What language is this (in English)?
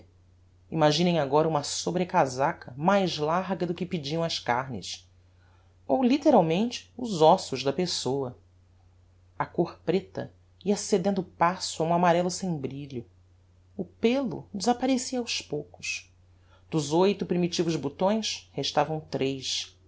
Portuguese